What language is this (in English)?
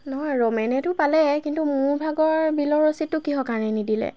Assamese